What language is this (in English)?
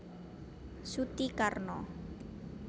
Javanese